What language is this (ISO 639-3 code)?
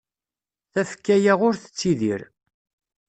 kab